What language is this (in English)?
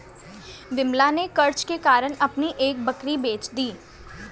Hindi